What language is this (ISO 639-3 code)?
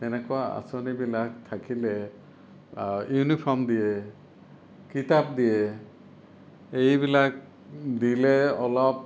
asm